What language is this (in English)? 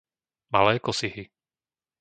Slovak